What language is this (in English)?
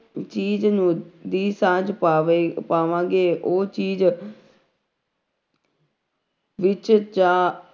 Punjabi